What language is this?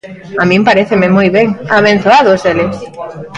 Galician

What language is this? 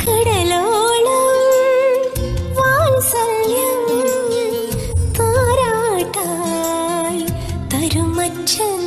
Vietnamese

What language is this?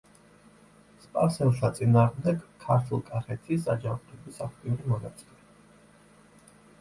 Georgian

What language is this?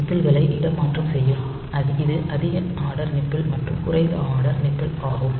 Tamil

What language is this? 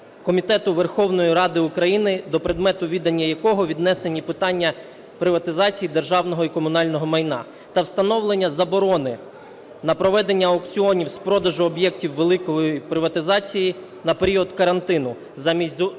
Ukrainian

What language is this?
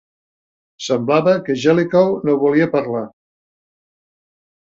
Catalan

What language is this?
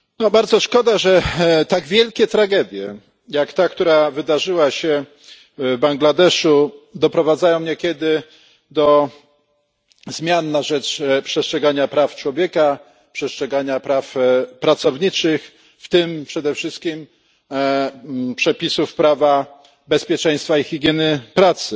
Polish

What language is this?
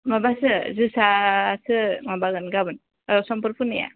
Bodo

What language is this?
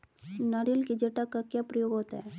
Hindi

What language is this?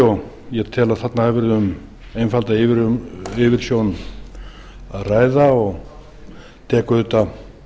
Icelandic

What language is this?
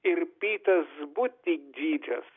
Lithuanian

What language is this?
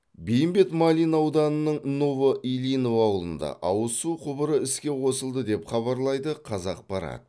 Kazakh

